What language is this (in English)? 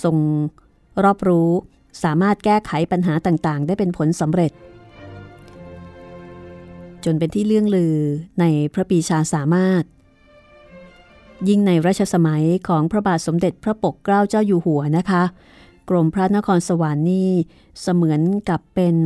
Thai